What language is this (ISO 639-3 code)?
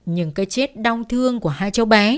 vie